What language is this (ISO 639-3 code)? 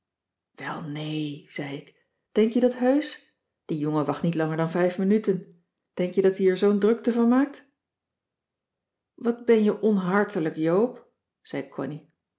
nld